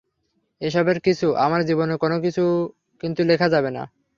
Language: Bangla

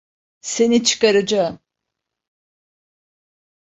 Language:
Turkish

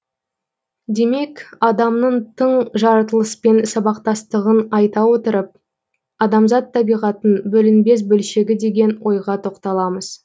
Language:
Kazakh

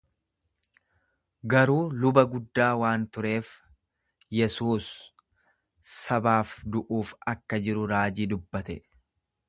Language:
Oromo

